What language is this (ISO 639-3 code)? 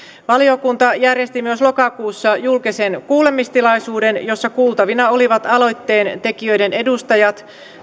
fin